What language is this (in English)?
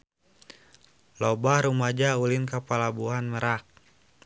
Sundanese